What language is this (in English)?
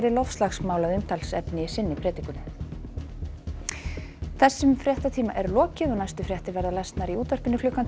Icelandic